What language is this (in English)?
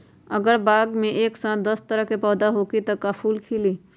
Magahi